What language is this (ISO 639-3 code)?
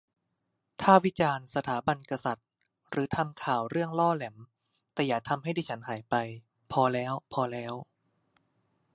tha